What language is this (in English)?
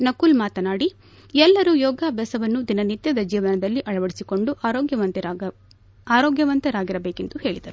Kannada